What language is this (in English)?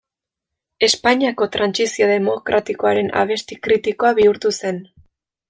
Basque